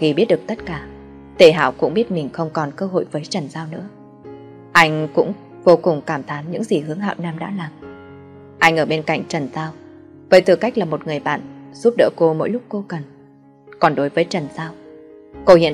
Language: Vietnamese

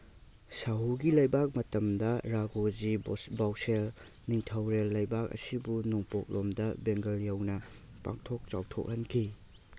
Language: Manipuri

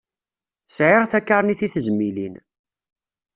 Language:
Kabyle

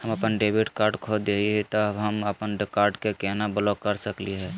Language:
Magahi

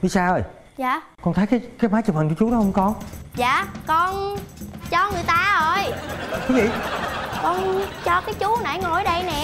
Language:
Vietnamese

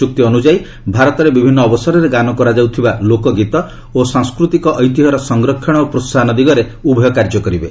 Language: Odia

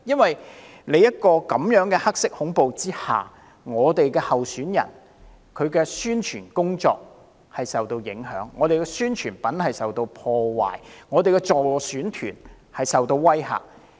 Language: Cantonese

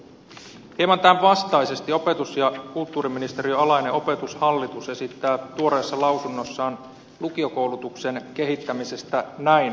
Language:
Finnish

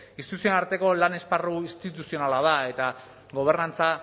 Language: Basque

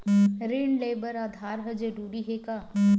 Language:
Chhattisgarhi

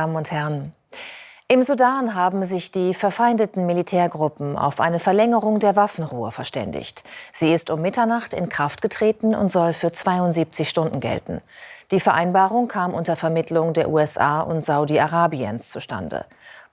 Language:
German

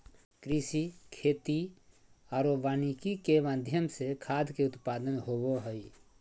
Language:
Magahi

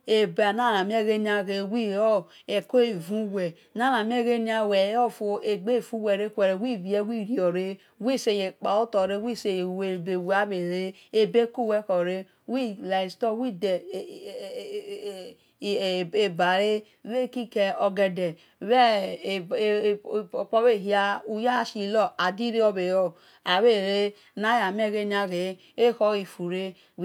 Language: Esan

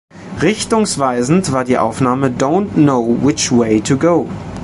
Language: German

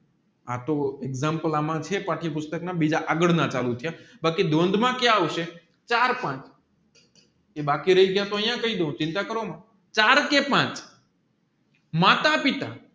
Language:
Gujarati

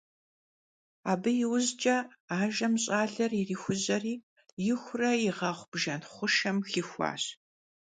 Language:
Kabardian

